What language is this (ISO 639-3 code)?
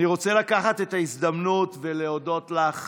heb